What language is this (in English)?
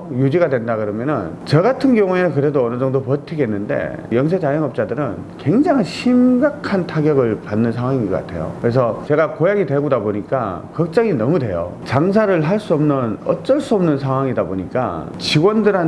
Korean